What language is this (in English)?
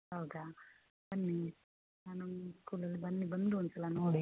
Kannada